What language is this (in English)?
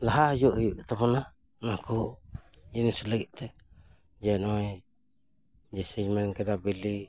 Santali